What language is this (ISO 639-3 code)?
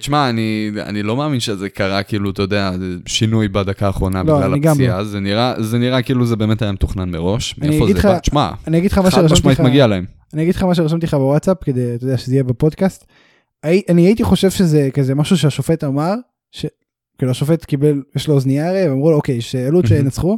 heb